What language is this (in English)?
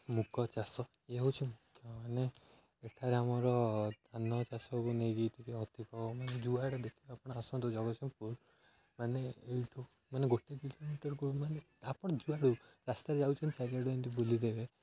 Odia